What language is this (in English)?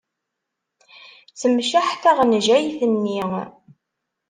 Kabyle